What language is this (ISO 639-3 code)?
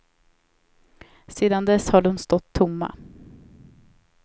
swe